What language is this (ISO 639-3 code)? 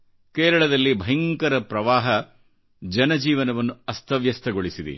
kan